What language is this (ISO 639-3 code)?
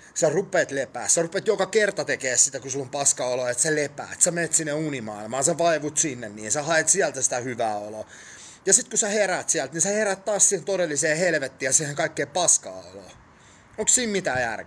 fin